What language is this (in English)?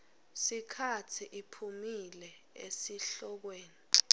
Swati